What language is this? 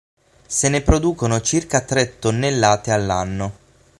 Italian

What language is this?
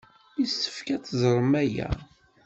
Kabyle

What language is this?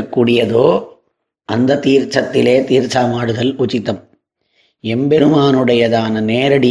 Tamil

